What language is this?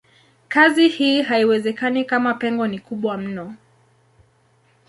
Swahili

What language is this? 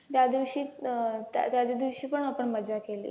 Marathi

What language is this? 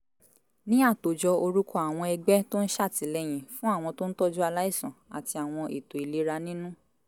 Yoruba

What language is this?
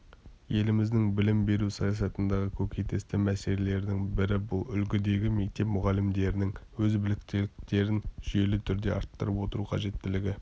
Kazakh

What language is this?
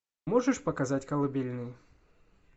Russian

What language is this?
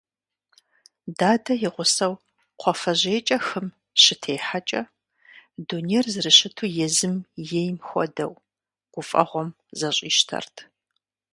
Kabardian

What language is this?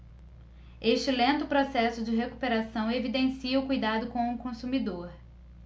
Portuguese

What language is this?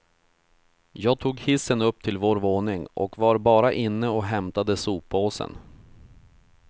Swedish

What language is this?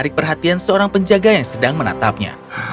Indonesian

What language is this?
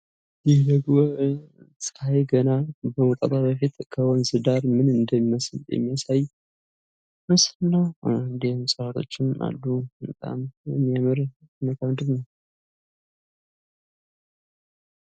Amharic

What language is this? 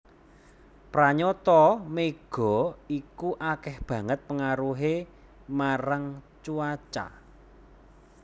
Javanese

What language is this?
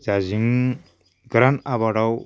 Bodo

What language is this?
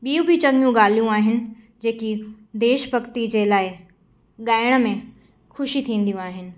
Sindhi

